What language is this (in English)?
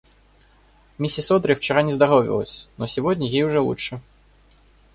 Russian